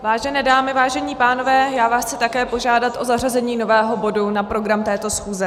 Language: Czech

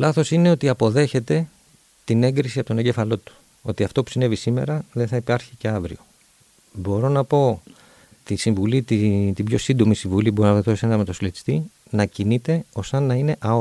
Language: Greek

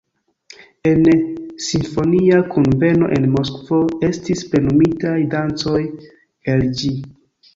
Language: Esperanto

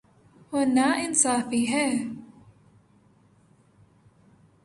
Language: Urdu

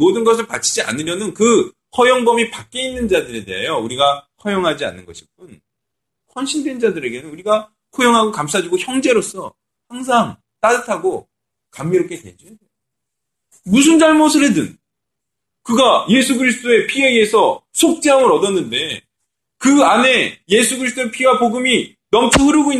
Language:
Korean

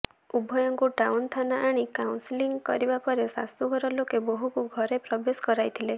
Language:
Odia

